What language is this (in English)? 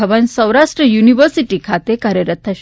Gujarati